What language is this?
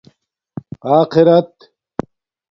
Domaaki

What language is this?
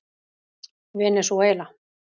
Icelandic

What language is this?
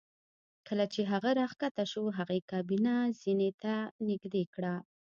Pashto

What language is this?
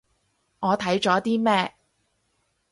Cantonese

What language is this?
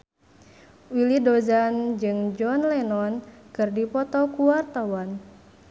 Sundanese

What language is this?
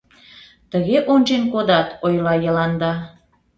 Mari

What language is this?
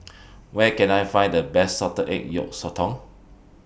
English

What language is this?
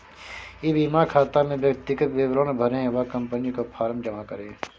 Hindi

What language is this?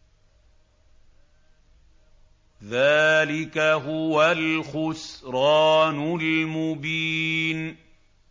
Arabic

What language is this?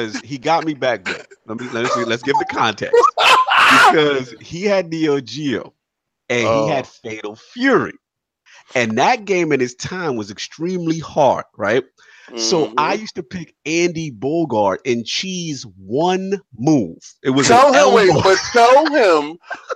English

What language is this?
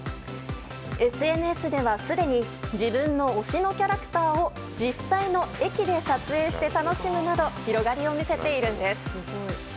Japanese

